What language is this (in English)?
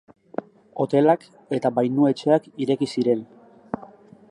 Basque